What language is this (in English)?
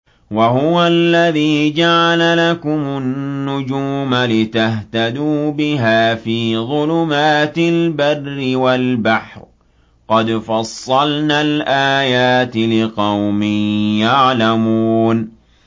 Arabic